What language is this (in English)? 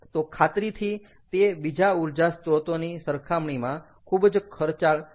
Gujarati